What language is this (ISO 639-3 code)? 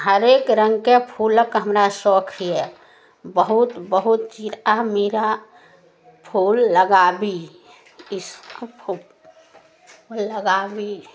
mai